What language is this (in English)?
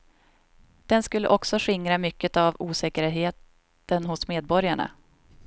Swedish